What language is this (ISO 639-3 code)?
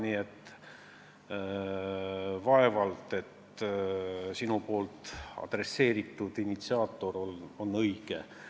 est